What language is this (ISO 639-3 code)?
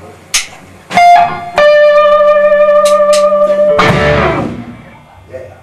ind